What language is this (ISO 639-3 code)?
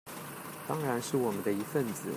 zho